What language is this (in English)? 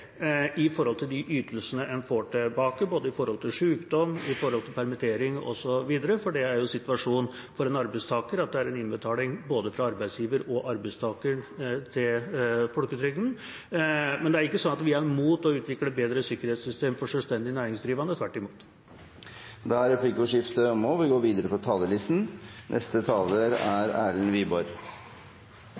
Norwegian